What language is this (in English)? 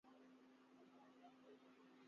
Urdu